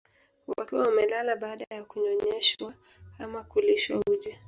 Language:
Swahili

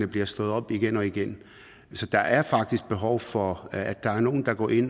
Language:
Danish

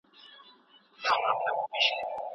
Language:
Pashto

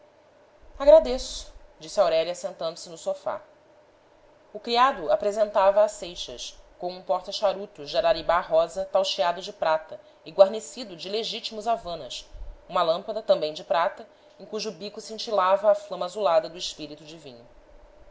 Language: Portuguese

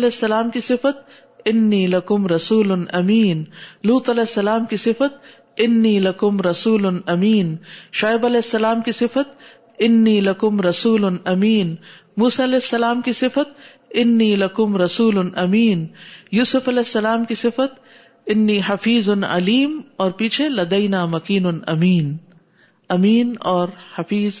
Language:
Urdu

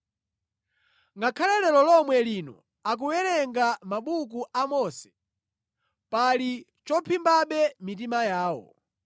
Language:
Nyanja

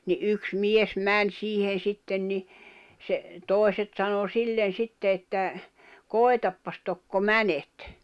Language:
Finnish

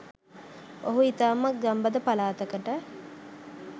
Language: Sinhala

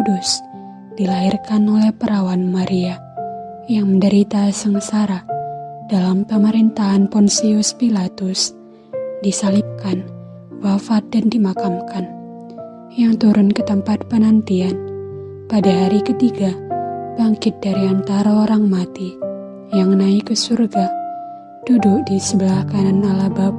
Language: Indonesian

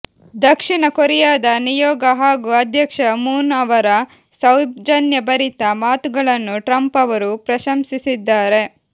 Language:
Kannada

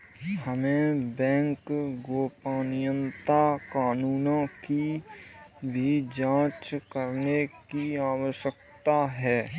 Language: Hindi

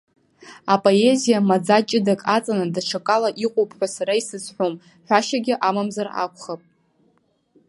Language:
Abkhazian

